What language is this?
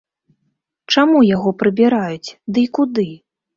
Belarusian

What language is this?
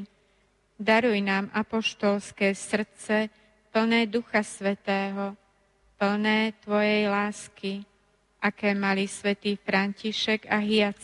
Slovak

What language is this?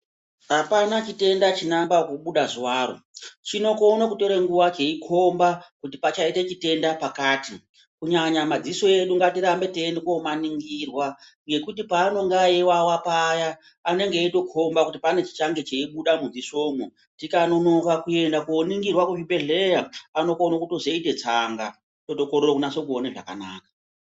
Ndau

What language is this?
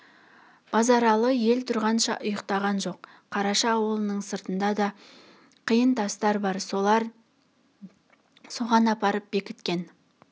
Kazakh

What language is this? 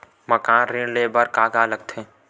Chhattisgarhi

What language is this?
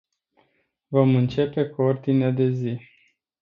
Romanian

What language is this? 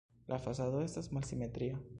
Esperanto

